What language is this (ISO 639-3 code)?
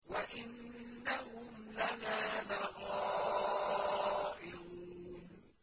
ara